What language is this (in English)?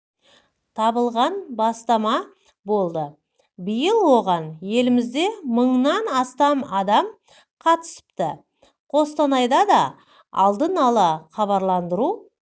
Kazakh